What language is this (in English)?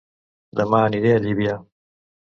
Catalan